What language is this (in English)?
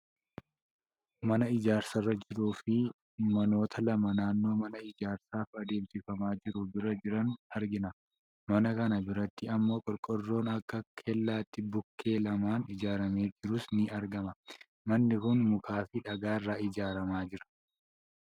Oromo